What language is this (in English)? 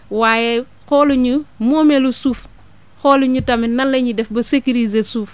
Wolof